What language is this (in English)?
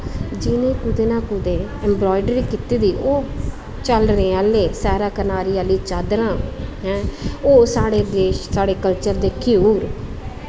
Dogri